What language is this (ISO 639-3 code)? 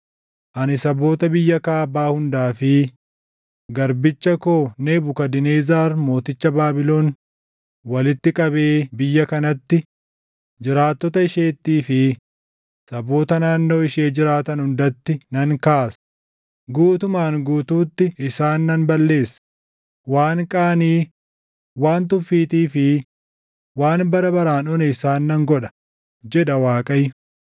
orm